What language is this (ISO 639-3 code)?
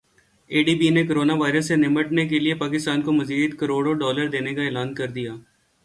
urd